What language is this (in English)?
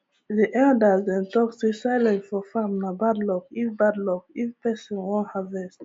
Nigerian Pidgin